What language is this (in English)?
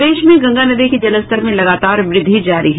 Hindi